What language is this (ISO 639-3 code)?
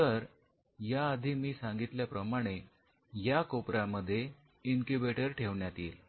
mar